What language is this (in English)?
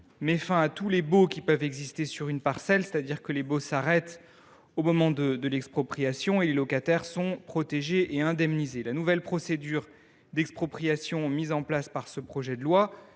French